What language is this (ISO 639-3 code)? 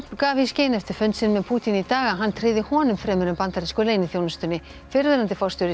isl